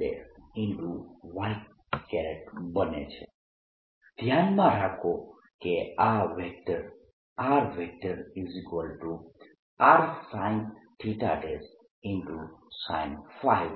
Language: Gujarati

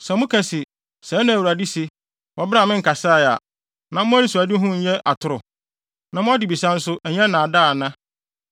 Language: Akan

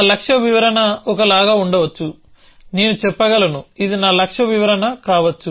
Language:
Telugu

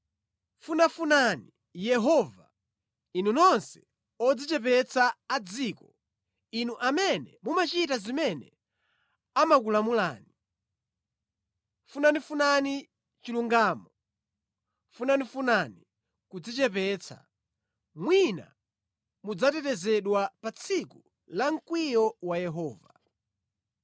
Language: Nyanja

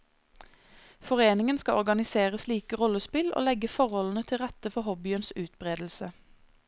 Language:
Norwegian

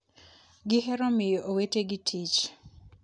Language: Luo (Kenya and Tanzania)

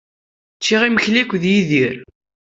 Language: Kabyle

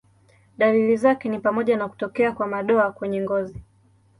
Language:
Swahili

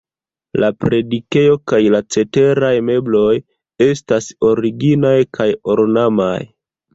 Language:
Esperanto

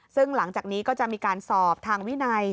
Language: Thai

